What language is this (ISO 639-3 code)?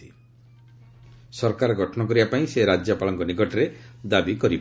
ori